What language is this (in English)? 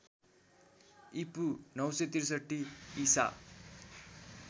Nepali